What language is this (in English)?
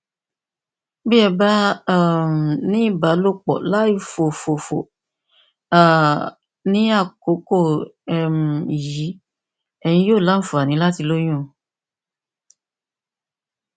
Yoruba